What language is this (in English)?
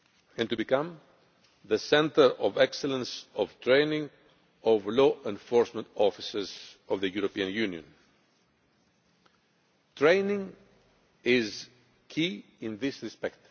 English